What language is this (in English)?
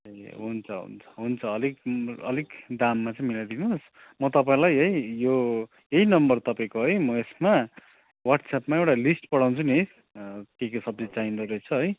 Nepali